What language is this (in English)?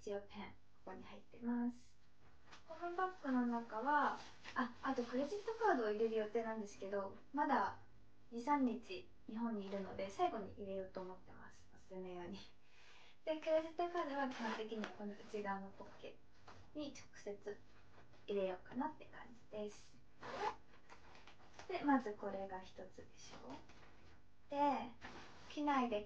Japanese